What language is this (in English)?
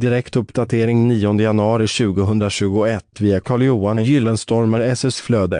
Swedish